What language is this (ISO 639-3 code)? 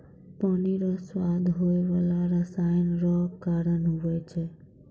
mai